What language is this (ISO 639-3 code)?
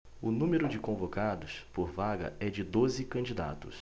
por